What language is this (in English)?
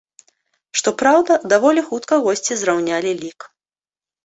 Belarusian